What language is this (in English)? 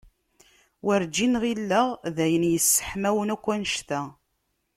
Kabyle